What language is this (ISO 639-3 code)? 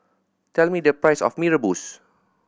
eng